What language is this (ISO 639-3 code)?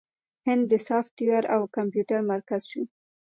pus